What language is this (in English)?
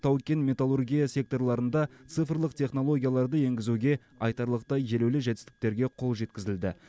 Kazakh